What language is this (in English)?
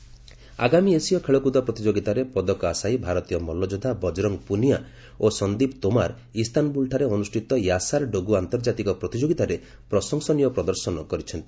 Odia